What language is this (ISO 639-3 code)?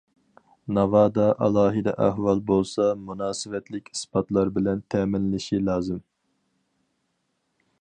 uig